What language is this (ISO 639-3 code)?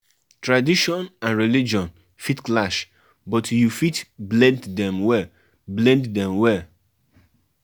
pcm